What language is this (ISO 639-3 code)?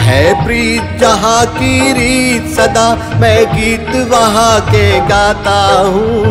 hin